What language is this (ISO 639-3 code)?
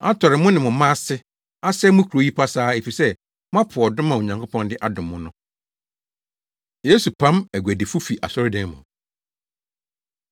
aka